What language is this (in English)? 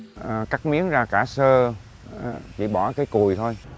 Vietnamese